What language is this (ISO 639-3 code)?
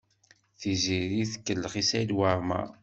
kab